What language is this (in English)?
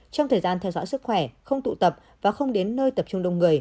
Vietnamese